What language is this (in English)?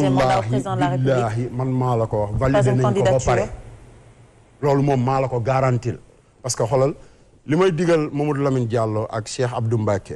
French